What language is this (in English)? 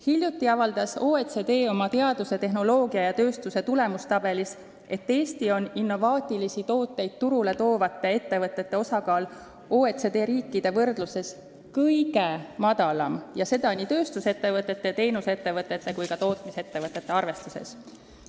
Estonian